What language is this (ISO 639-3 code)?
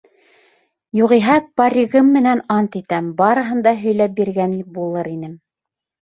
bak